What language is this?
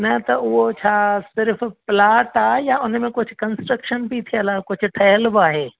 Sindhi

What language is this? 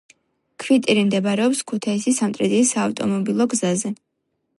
Georgian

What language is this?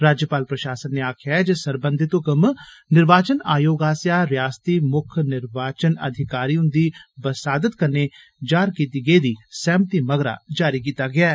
Dogri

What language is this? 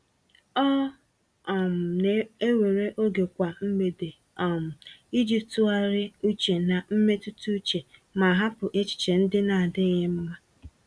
Igbo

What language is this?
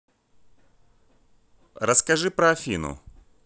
Russian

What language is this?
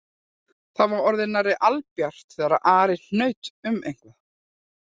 Icelandic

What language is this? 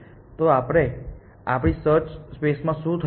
Gujarati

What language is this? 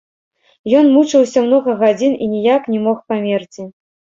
Belarusian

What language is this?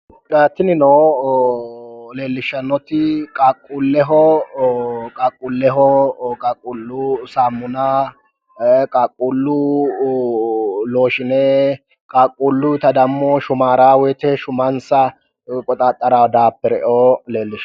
Sidamo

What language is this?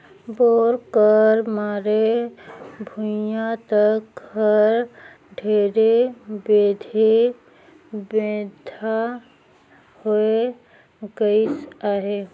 Chhattisgarhi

